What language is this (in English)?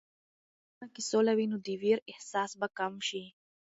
Pashto